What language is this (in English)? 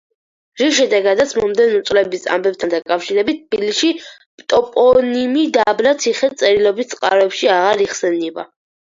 Georgian